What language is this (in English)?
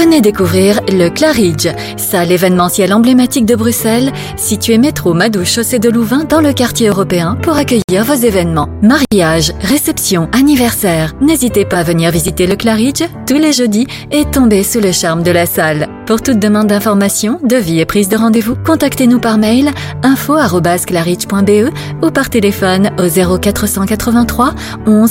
French